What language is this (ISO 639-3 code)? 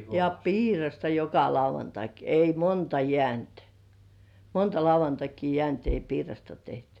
fin